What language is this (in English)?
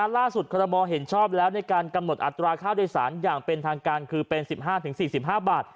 Thai